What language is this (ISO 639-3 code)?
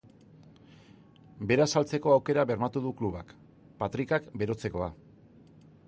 eus